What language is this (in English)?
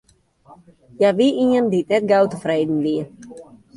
Western Frisian